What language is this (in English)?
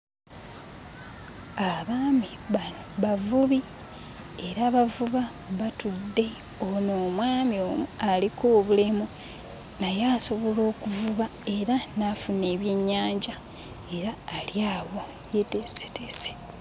Ganda